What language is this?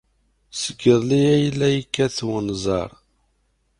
Kabyle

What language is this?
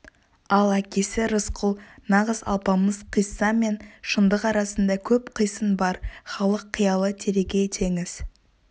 Kazakh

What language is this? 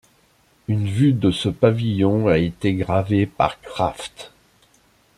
French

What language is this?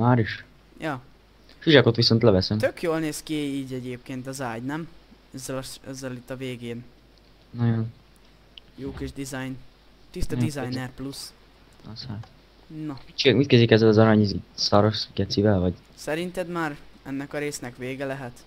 Hungarian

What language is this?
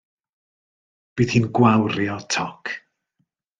Welsh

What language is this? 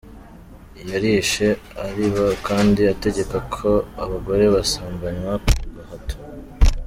Kinyarwanda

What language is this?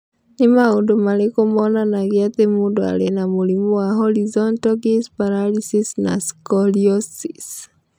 Kikuyu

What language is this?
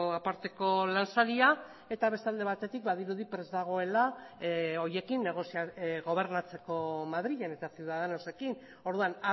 Basque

